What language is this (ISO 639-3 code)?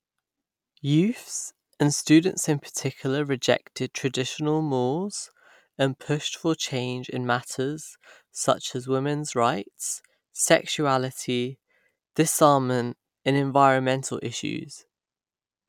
eng